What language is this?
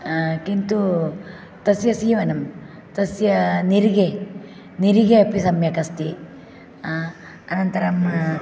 Sanskrit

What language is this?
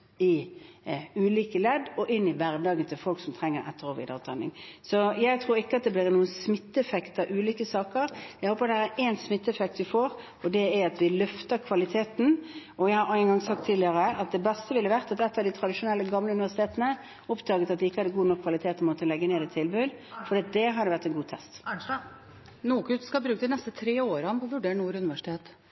Norwegian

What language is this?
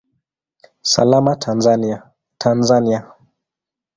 Swahili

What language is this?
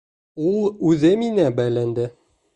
Bashkir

